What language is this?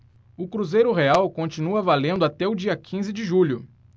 Portuguese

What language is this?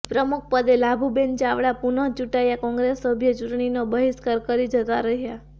Gujarati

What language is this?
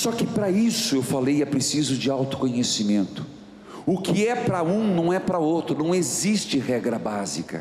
Portuguese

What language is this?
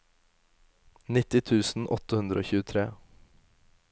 Norwegian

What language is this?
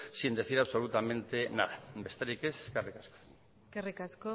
Basque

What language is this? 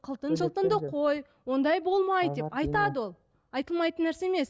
Kazakh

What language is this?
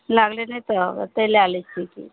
Maithili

